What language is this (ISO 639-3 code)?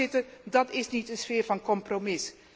nld